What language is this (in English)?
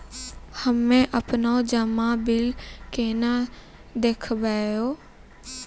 Maithili